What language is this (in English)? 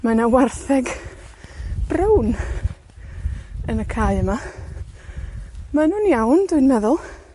Welsh